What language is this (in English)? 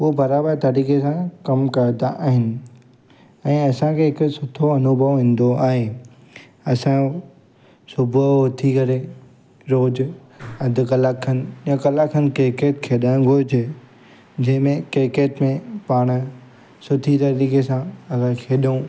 Sindhi